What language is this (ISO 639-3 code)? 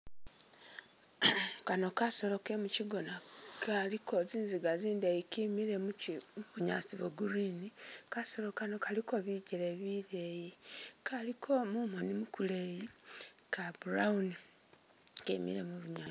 myx